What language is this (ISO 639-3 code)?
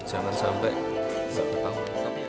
ind